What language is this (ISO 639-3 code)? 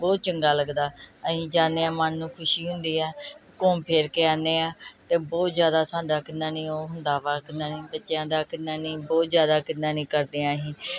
pan